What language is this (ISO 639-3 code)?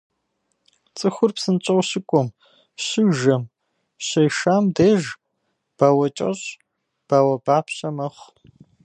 kbd